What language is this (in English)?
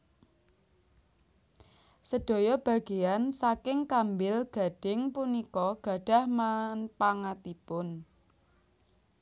Javanese